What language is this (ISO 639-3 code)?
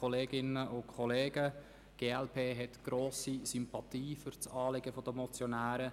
gsw